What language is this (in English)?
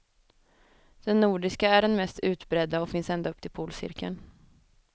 Swedish